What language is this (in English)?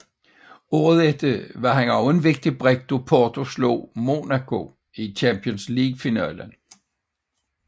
Danish